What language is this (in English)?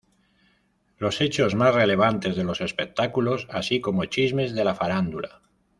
Spanish